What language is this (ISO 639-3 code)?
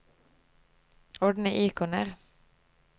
nor